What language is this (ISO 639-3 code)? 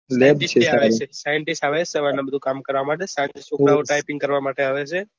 guj